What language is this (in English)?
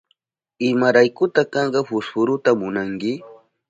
Southern Pastaza Quechua